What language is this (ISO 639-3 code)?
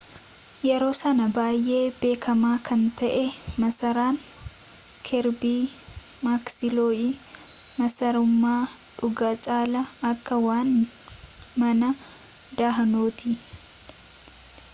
orm